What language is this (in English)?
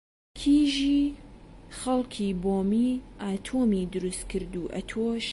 Central Kurdish